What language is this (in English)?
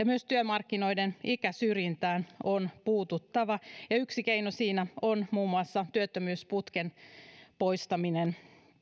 Finnish